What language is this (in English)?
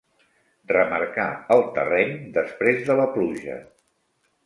Catalan